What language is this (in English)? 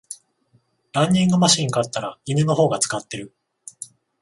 Japanese